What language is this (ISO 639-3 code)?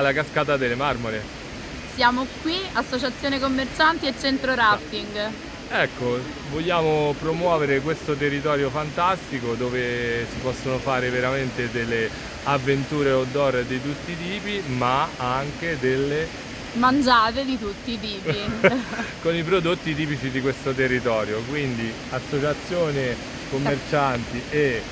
ita